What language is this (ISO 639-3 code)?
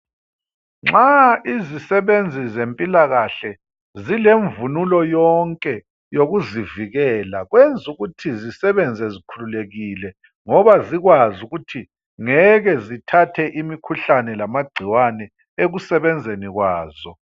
nde